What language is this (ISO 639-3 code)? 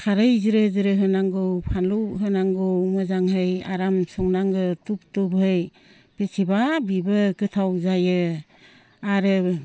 brx